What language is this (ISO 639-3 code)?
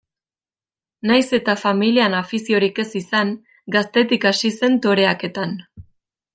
eus